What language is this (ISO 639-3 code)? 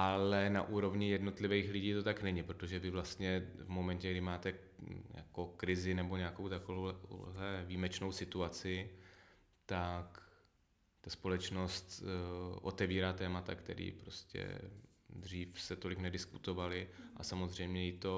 ces